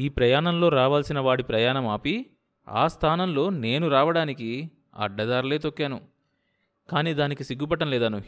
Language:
Telugu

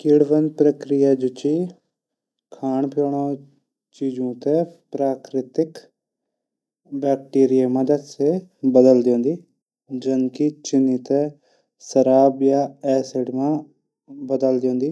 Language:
Garhwali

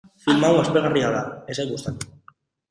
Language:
Basque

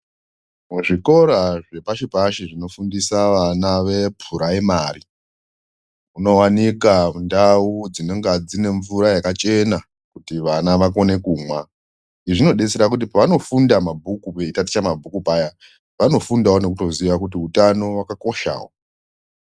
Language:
Ndau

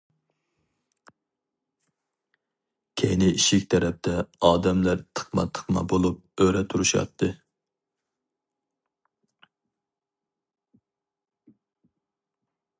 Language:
Uyghur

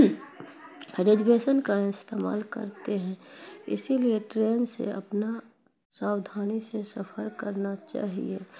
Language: Urdu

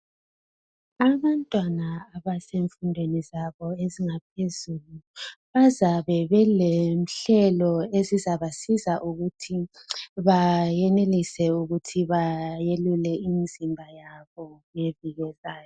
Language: North Ndebele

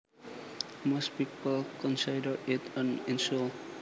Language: Javanese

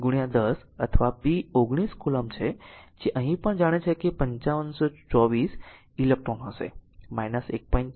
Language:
Gujarati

